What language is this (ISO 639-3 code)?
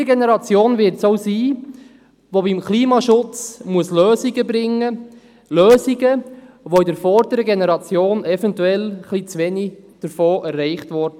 gsw